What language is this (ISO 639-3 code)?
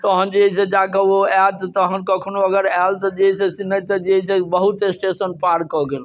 mai